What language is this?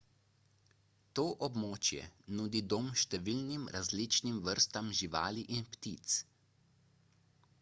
Slovenian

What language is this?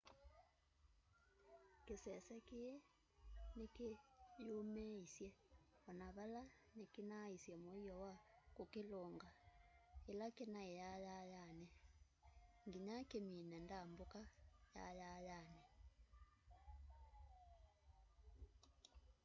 Kamba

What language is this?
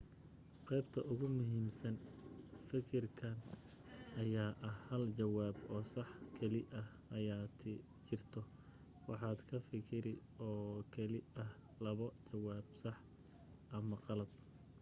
Somali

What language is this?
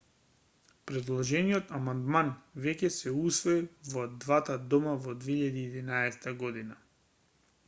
Macedonian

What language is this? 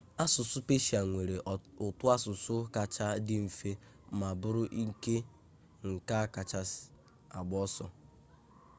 Igbo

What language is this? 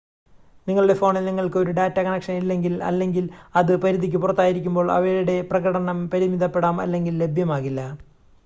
Malayalam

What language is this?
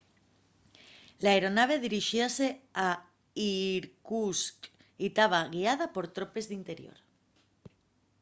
Asturian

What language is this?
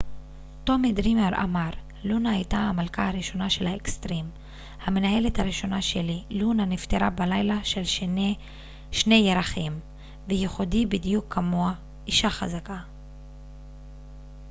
Hebrew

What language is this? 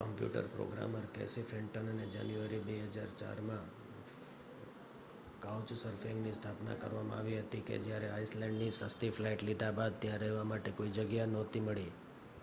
Gujarati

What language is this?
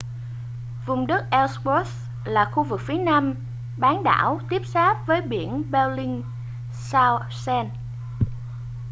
Vietnamese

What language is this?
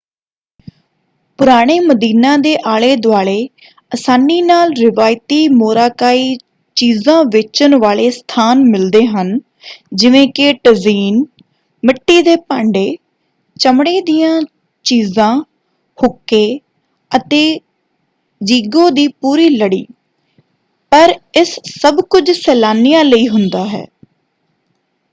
Punjabi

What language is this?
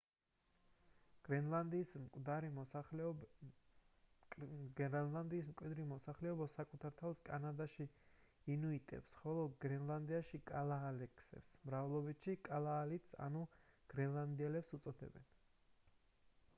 Georgian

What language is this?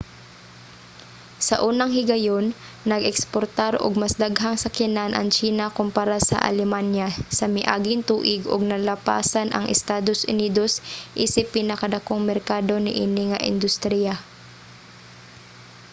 Cebuano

